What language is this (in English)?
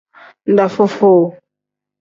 Tem